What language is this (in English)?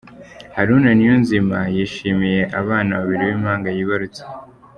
Kinyarwanda